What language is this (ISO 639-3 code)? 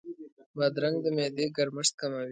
pus